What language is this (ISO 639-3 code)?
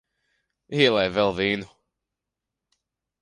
lav